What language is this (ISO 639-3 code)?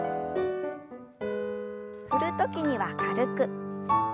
jpn